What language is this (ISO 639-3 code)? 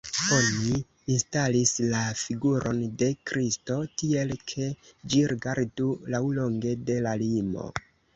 epo